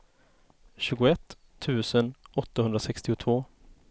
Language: Swedish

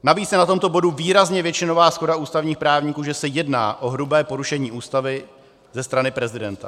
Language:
Czech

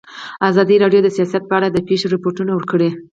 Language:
Pashto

